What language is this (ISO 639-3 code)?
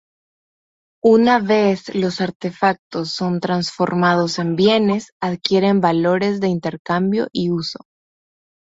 spa